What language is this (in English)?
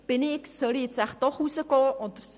Swiss German